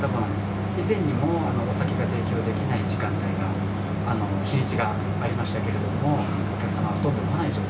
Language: Japanese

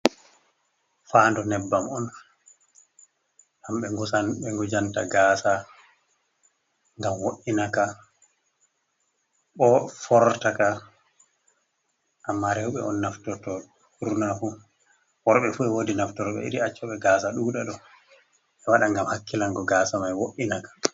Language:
Fula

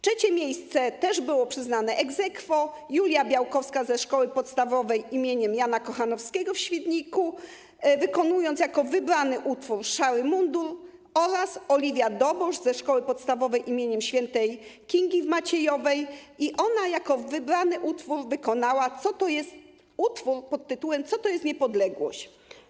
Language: Polish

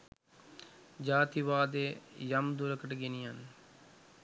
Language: Sinhala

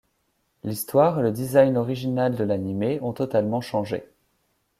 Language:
French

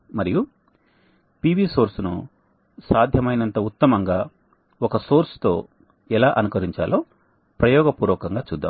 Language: Telugu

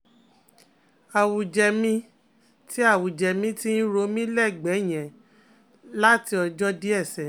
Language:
Yoruba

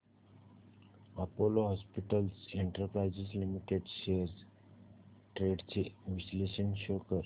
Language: Marathi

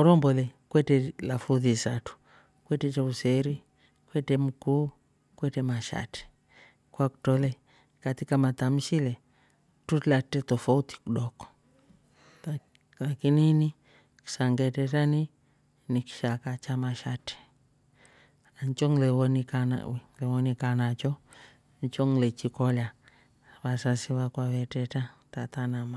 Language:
Rombo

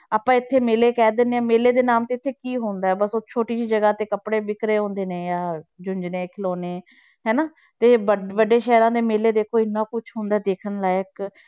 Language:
Punjabi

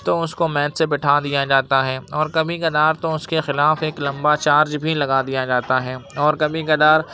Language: Urdu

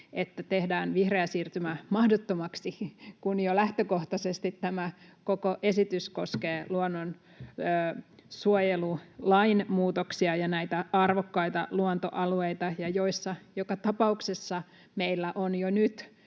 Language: Finnish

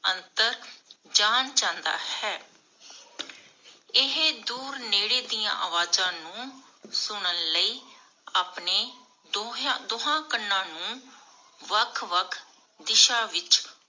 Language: Punjabi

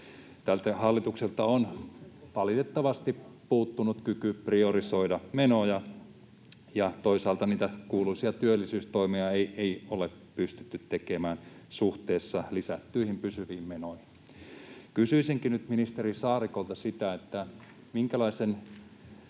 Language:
Finnish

